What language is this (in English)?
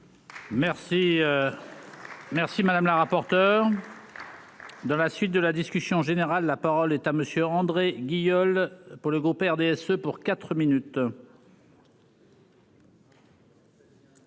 French